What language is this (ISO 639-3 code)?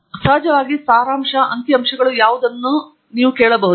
kan